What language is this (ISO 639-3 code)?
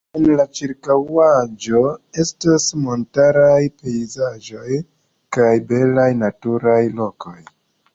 epo